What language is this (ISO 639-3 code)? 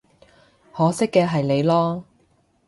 yue